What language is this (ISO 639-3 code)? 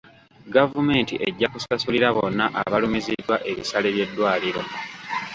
lug